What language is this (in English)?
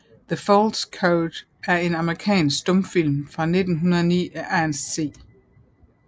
Danish